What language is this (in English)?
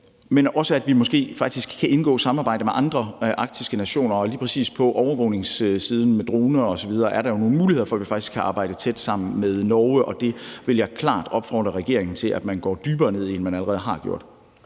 Danish